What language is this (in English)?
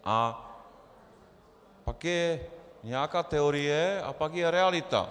Czech